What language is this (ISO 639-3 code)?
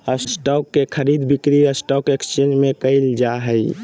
mag